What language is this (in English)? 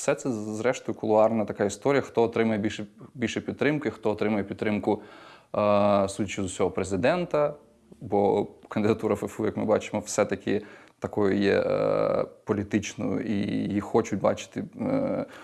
Ukrainian